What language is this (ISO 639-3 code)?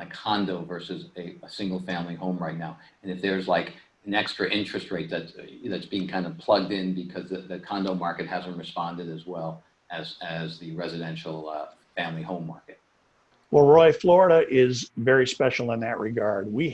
eng